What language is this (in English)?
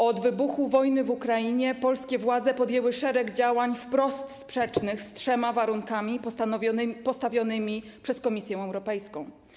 Polish